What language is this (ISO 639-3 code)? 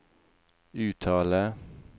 nor